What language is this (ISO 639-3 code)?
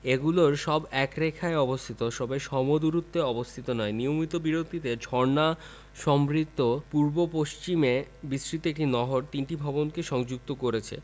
ben